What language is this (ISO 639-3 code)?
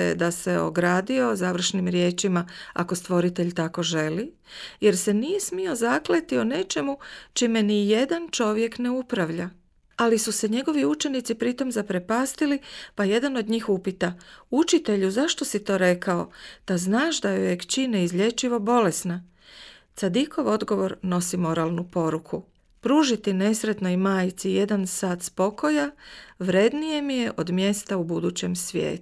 hrv